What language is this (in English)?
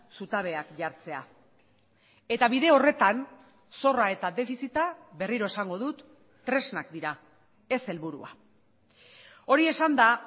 Basque